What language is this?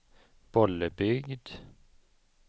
Swedish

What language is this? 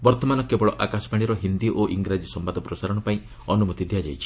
Odia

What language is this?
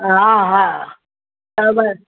Sindhi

